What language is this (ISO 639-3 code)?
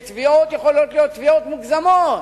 heb